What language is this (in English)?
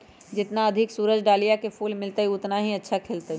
Magahi